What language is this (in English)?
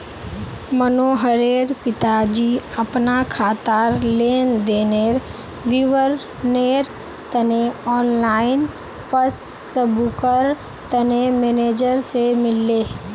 Magahi